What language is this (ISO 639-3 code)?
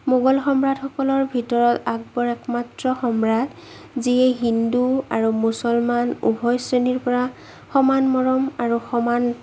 asm